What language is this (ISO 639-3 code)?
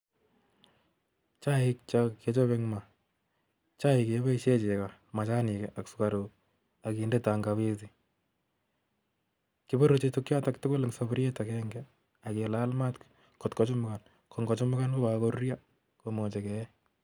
kln